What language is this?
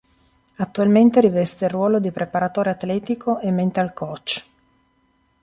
Italian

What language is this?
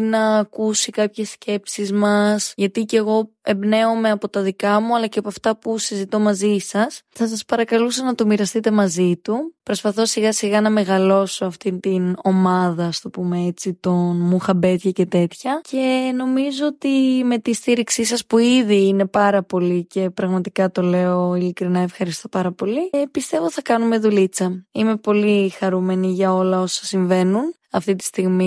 Greek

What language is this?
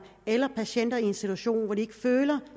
Danish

